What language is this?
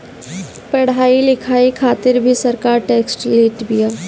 Bhojpuri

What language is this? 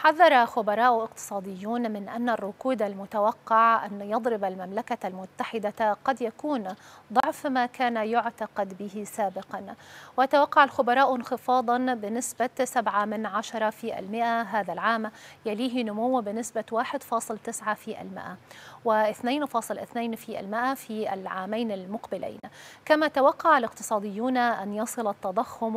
Arabic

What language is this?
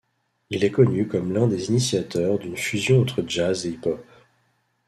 French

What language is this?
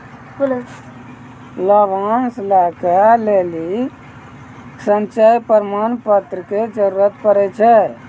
Maithili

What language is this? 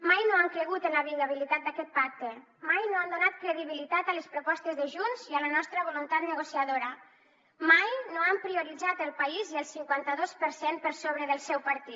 Catalan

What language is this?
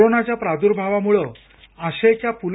Marathi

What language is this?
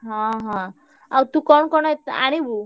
Odia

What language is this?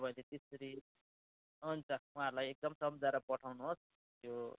Nepali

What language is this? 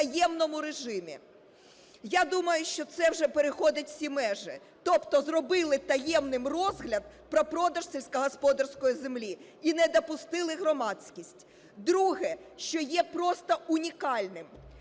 Ukrainian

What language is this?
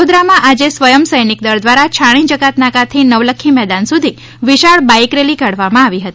Gujarati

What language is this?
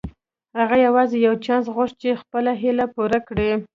Pashto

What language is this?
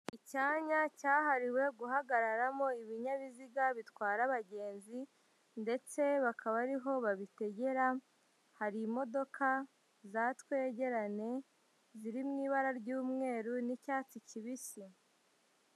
Kinyarwanda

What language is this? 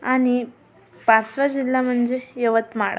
Marathi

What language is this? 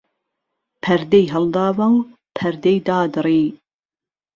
Central Kurdish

